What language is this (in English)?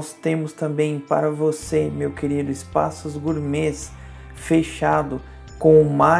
Portuguese